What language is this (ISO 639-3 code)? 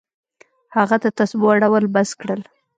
pus